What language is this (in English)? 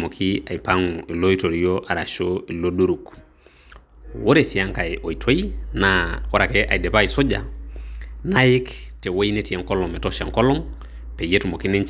Masai